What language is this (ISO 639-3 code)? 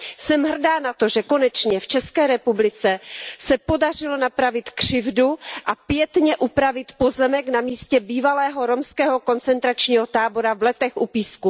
ces